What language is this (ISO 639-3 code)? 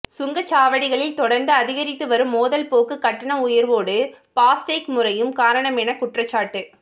tam